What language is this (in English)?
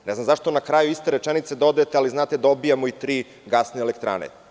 Serbian